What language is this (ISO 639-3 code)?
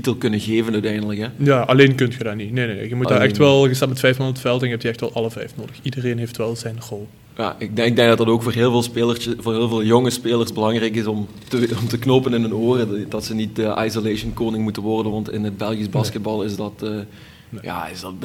nld